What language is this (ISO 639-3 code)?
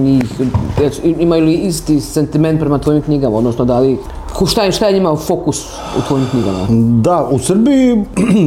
hrv